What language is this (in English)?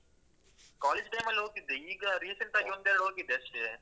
Kannada